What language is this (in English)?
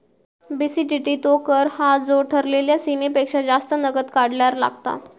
Marathi